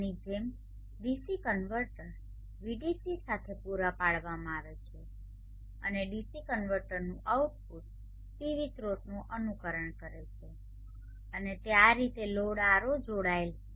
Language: Gujarati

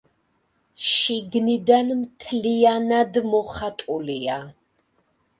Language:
Georgian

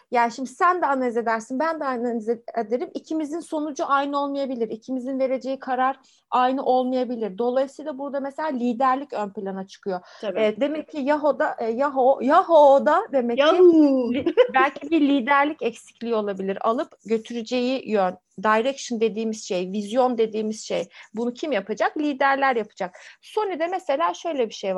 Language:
Turkish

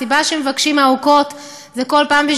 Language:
Hebrew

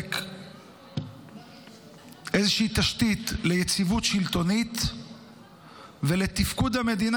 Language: Hebrew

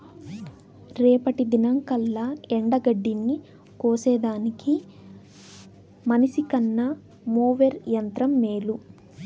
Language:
Telugu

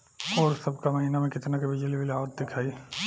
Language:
Bhojpuri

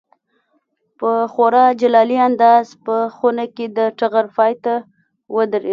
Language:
Pashto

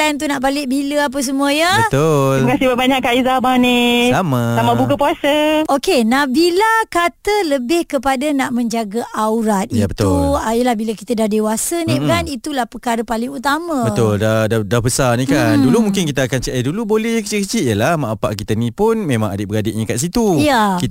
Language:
Malay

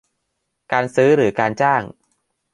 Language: Thai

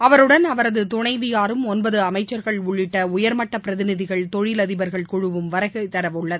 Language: Tamil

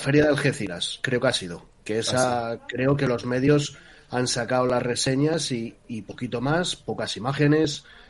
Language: Spanish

